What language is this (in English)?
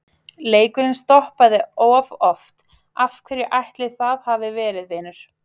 Icelandic